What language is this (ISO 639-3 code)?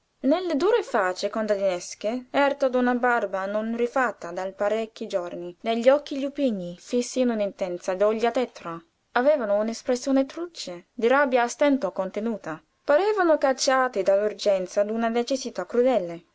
ita